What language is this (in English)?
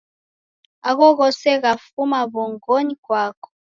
Taita